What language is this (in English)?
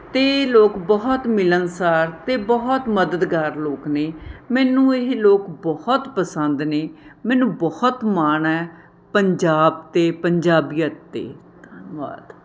Punjabi